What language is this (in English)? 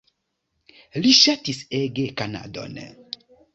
Esperanto